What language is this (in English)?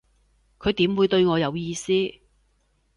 Cantonese